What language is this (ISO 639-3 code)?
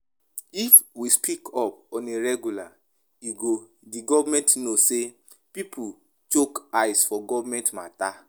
pcm